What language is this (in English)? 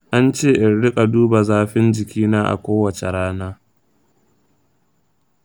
Hausa